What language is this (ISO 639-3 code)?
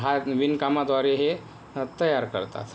mar